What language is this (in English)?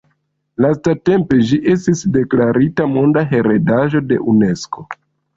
Esperanto